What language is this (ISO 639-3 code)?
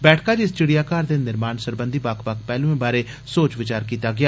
doi